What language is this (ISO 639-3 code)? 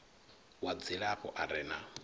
ven